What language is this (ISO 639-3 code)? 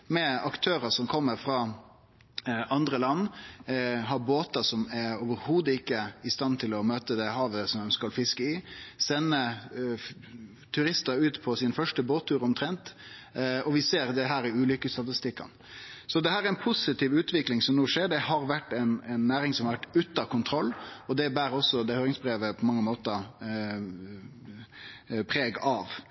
nno